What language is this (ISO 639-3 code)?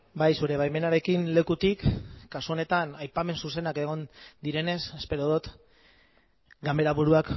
eus